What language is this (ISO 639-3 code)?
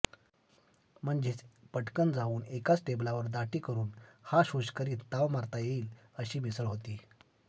mar